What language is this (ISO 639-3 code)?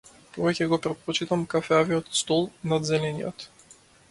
mkd